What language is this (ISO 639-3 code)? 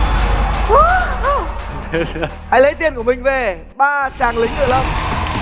vie